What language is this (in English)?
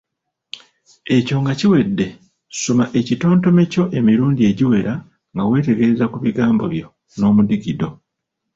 Ganda